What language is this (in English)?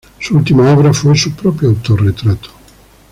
Spanish